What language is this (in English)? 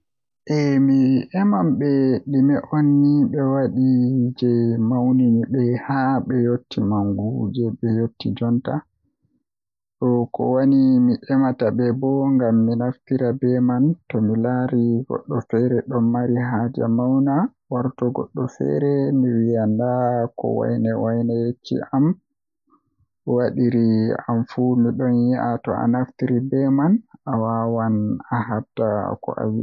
Western Niger Fulfulde